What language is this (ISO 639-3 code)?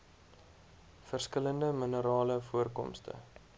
afr